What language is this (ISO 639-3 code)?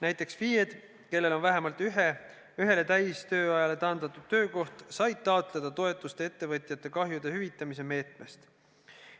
est